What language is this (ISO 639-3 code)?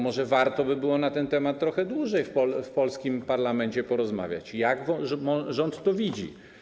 pol